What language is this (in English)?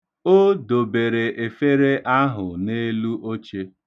Igbo